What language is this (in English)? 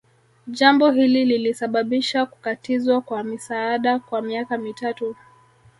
Swahili